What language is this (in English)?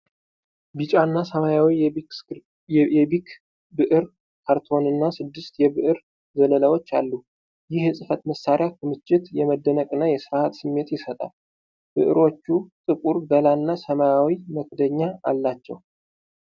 Amharic